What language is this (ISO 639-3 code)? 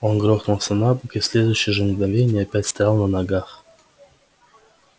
rus